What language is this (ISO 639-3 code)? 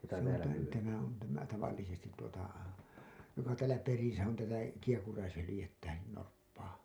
fin